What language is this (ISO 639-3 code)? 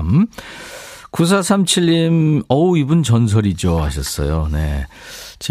kor